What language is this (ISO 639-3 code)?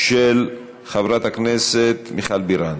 heb